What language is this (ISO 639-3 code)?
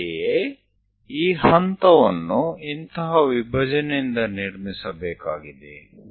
kan